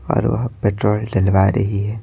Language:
Hindi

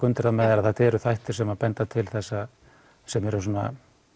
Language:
Icelandic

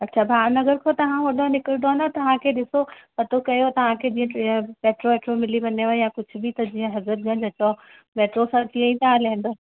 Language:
Sindhi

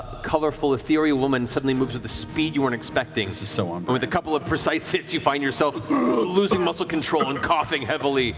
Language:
English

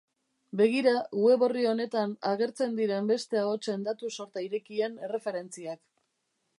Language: Basque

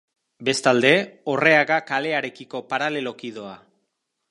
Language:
Basque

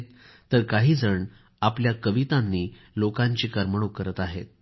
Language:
Marathi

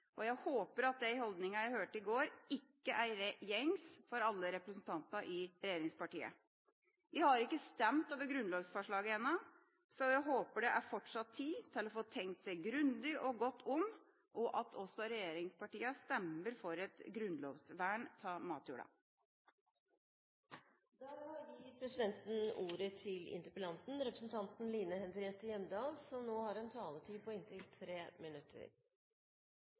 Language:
Norwegian Bokmål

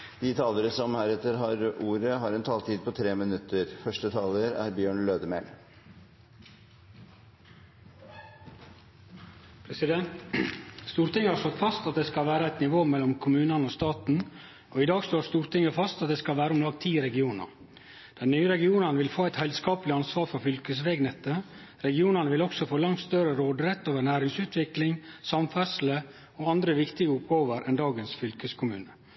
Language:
Norwegian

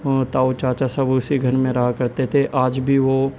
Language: Urdu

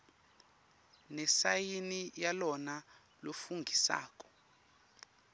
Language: Swati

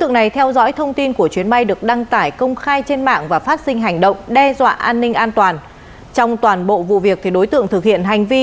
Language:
Vietnamese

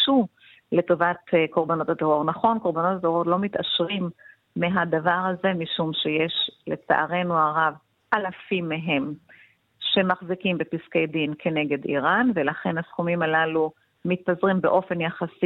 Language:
Hebrew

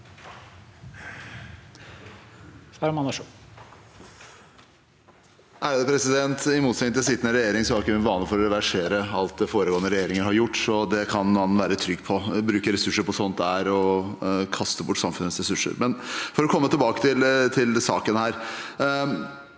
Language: Norwegian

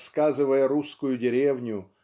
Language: Russian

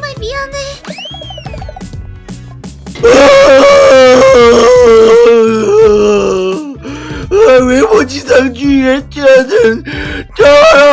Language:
Korean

